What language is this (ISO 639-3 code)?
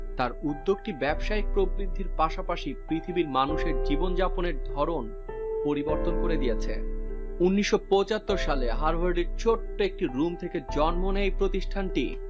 ben